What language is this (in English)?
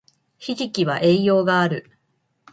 Japanese